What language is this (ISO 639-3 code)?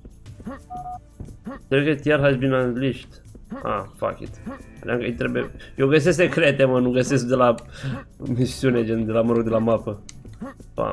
ron